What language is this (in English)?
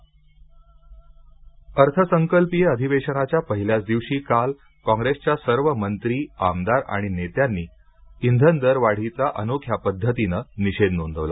Marathi